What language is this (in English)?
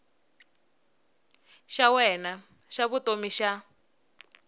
Tsonga